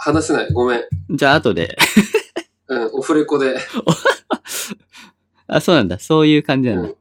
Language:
Japanese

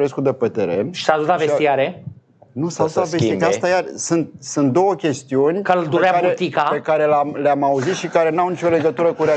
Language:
Romanian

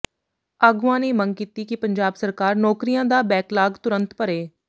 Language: Punjabi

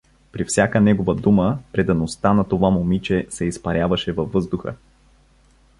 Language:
Bulgarian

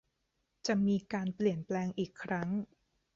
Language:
Thai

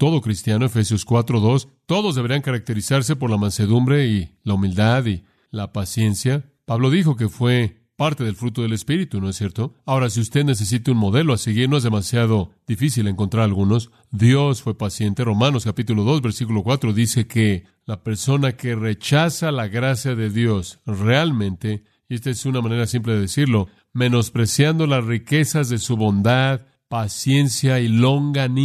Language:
Spanish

